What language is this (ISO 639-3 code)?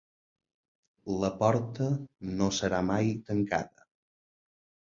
cat